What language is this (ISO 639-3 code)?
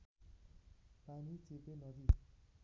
nep